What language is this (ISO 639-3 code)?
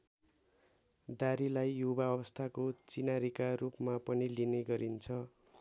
nep